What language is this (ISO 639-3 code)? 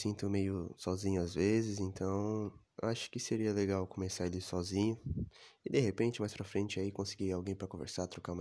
por